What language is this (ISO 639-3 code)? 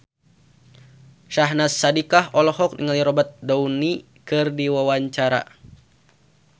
sun